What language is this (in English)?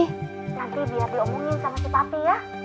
Indonesian